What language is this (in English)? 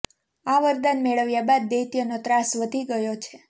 Gujarati